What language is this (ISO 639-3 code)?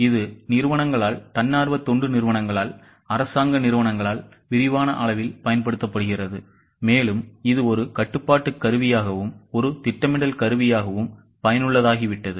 tam